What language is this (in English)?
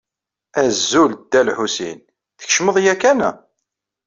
Kabyle